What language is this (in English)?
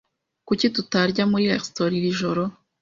Kinyarwanda